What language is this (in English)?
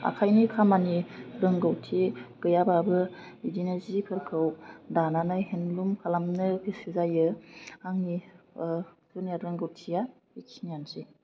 Bodo